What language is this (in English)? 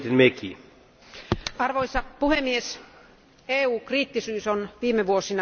Finnish